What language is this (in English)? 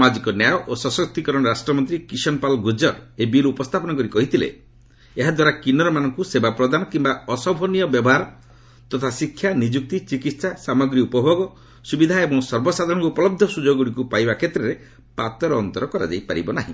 Odia